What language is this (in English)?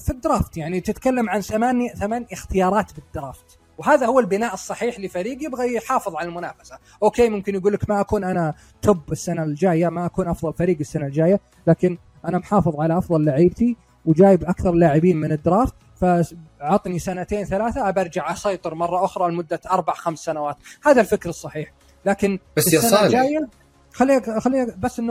Arabic